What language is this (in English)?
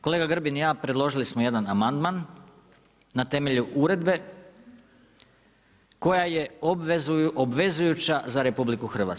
Croatian